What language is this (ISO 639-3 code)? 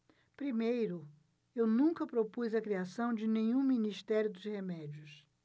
por